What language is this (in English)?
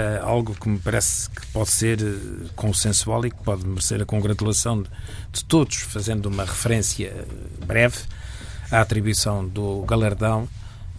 Portuguese